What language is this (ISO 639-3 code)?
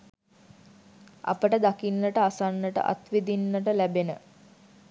sin